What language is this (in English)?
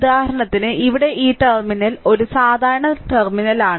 Malayalam